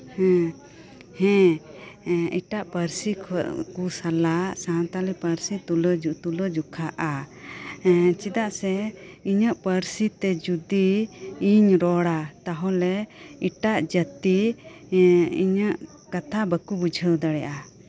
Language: Santali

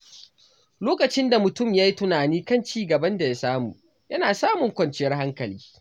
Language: Hausa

